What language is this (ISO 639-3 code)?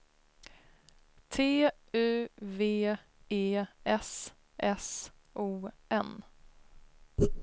swe